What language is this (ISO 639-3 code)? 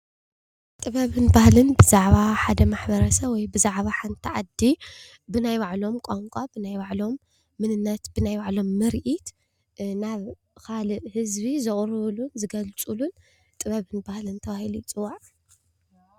tir